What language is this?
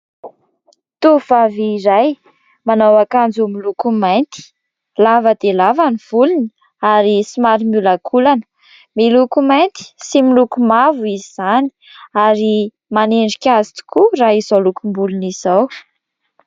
Malagasy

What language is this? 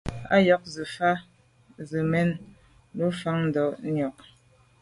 Medumba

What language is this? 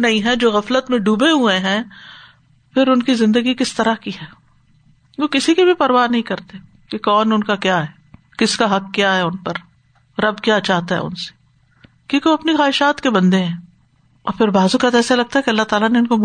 Urdu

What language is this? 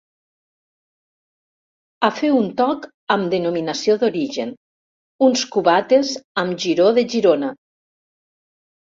Catalan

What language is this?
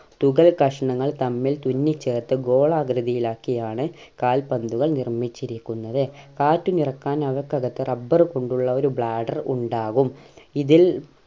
Malayalam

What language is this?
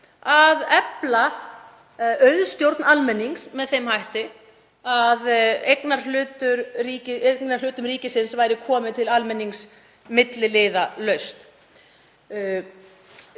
Icelandic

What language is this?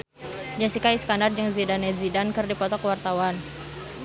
Sundanese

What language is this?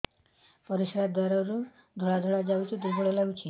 Odia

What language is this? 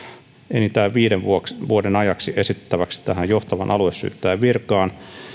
Finnish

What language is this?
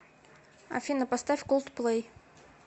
Russian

